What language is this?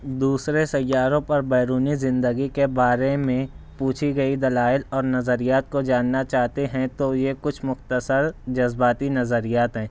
Urdu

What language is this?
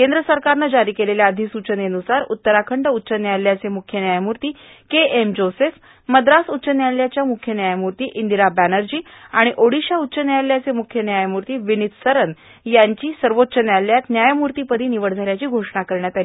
Marathi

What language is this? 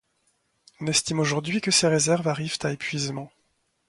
French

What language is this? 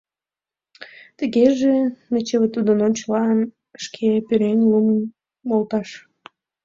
Mari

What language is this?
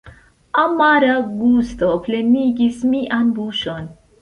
Esperanto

